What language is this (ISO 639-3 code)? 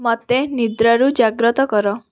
ori